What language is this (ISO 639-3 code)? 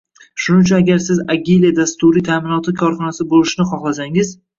uzb